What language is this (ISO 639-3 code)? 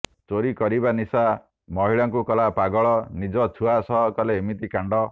ori